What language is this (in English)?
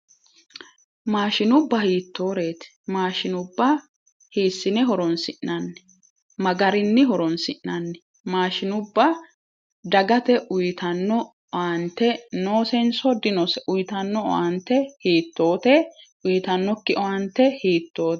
Sidamo